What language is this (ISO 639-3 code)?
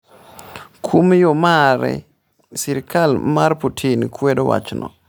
luo